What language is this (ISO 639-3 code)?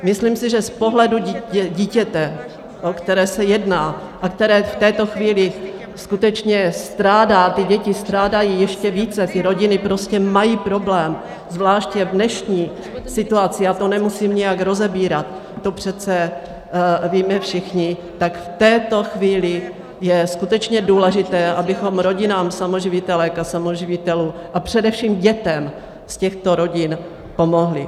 ces